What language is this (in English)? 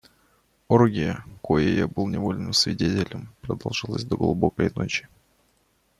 Russian